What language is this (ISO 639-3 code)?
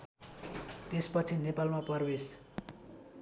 nep